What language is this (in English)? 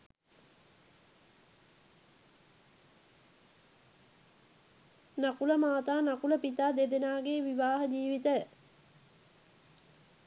Sinhala